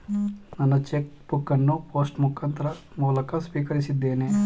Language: Kannada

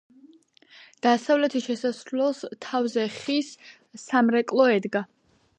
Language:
Georgian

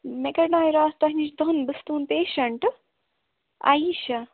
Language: Kashmiri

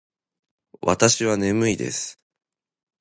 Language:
Japanese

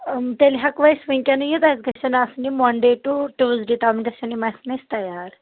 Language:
Kashmiri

